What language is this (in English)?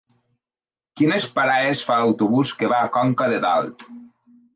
Catalan